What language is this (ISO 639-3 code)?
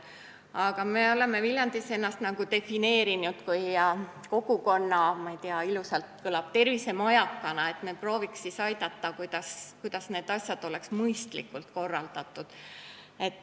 est